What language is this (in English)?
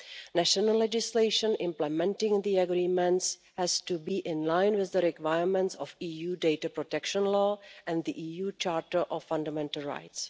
English